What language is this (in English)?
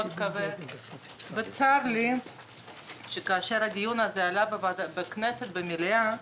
Hebrew